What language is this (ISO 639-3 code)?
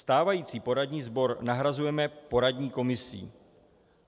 ces